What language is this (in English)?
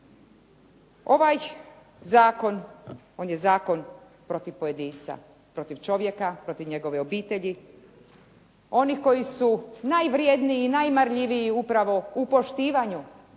Croatian